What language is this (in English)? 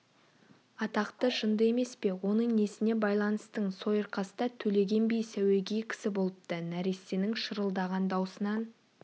Kazakh